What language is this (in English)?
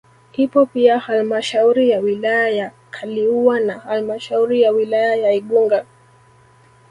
Swahili